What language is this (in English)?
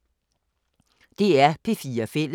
Danish